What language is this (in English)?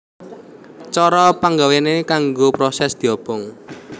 Javanese